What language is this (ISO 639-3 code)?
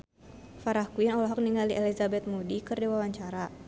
sun